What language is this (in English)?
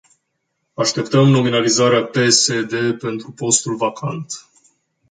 Romanian